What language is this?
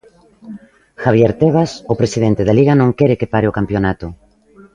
Galician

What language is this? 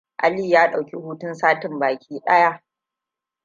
Hausa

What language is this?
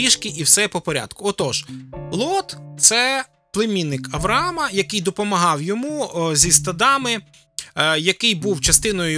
Ukrainian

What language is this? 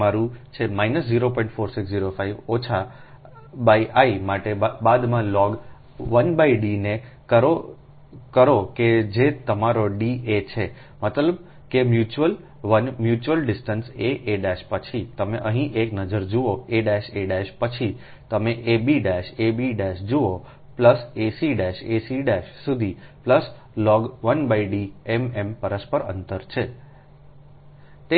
Gujarati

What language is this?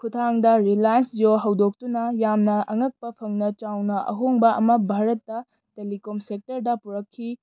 Manipuri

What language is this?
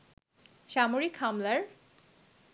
Bangla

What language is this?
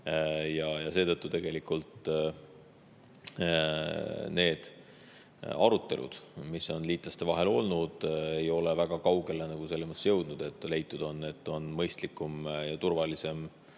Estonian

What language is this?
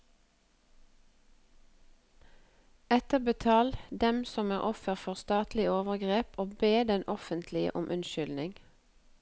Norwegian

